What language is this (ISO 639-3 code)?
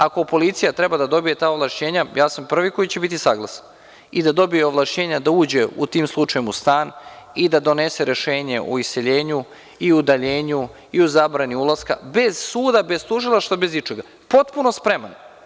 srp